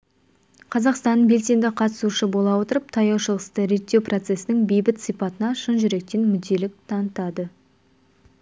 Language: Kazakh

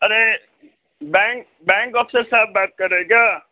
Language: Urdu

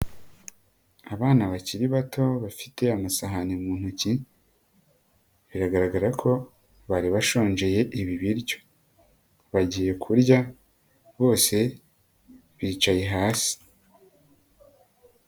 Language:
Kinyarwanda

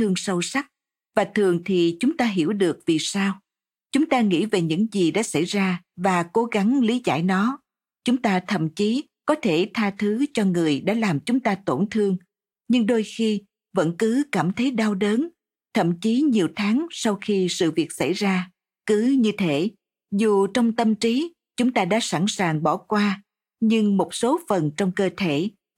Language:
Vietnamese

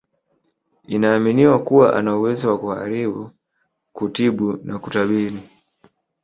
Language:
Swahili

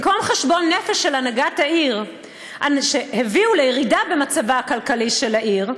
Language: Hebrew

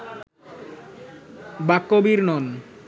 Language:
Bangla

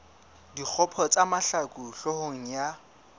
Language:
Southern Sotho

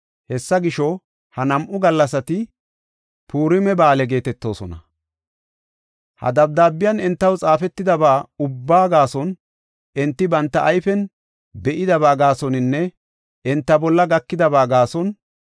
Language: Gofa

